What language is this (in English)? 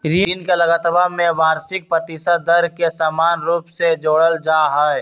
Magahi